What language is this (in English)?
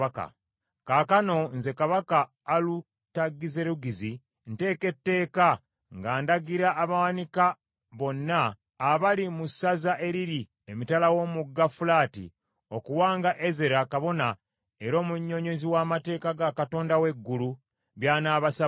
Ganda